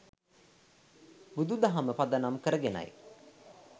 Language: Sinhala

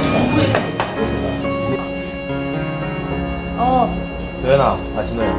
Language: Korean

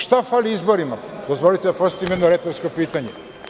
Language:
Serbian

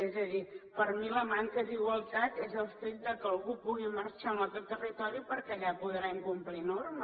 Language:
Catalan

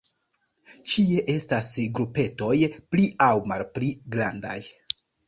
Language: Esperanto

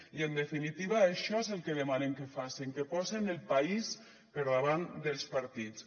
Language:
Catalan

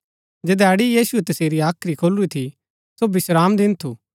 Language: Gaddi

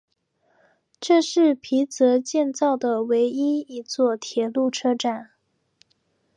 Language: Chinese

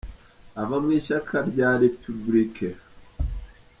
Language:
Kinyarwanda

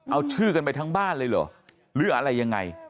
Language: Thai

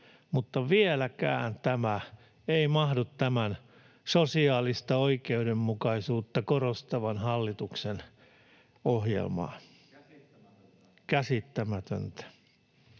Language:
Finnish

